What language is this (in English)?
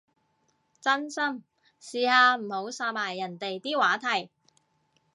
Cantonese